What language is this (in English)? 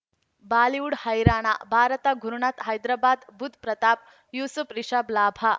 Kannada